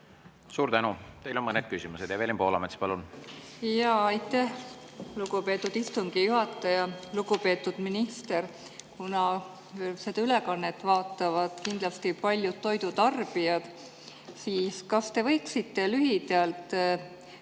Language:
Estonian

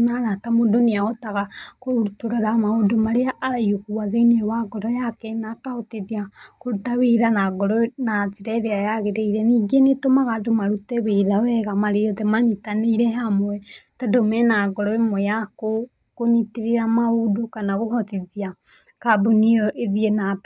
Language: Kikuyu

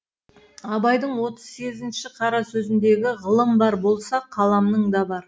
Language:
Kazakh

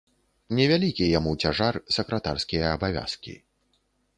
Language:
Belarusian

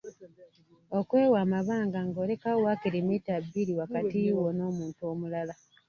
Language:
Ganda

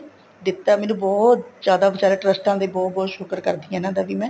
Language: Punjabi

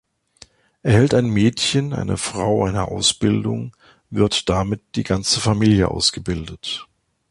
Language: German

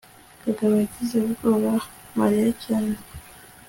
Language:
Kinyarwanda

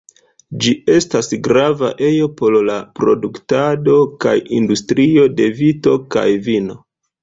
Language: Esperanto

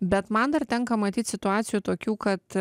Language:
Lithuanian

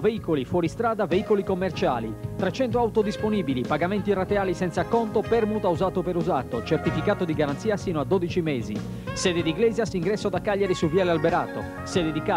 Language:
Italian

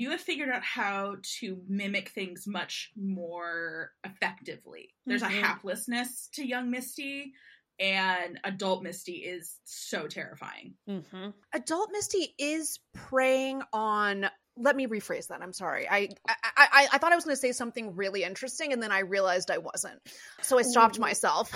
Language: English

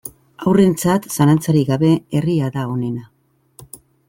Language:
Basque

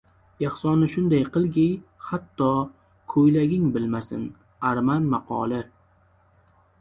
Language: Uzbek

